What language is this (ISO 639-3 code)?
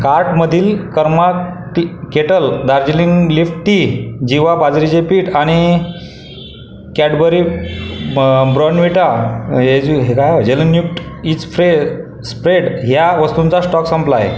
mar